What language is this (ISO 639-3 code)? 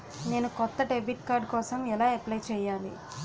tel